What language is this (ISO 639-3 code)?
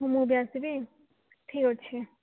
ori